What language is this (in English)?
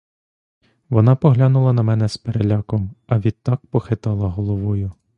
Ukrainian